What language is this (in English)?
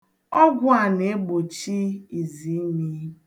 Igbo